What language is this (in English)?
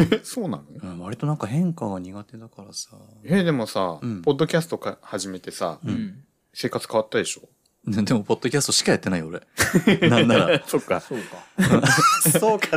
Japanese